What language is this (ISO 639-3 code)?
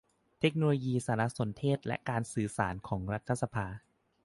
tha